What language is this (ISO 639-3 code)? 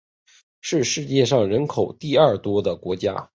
zho